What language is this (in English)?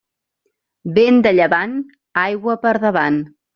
Catalan